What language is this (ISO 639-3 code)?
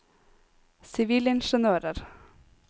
nor